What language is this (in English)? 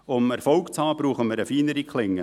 Swiss German